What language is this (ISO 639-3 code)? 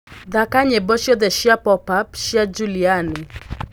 kik